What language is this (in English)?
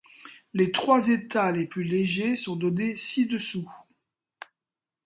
French